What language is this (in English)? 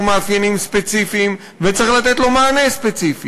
Hebrew